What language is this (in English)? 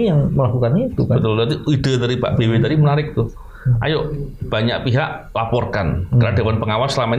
Indonesian